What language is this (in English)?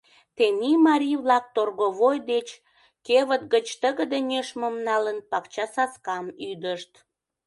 Mari